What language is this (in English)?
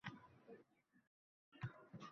Uzbek